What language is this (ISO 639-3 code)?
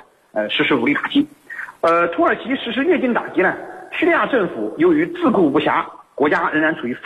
zho